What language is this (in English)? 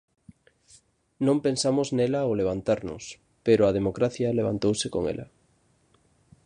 Galician